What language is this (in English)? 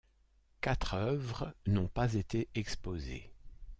French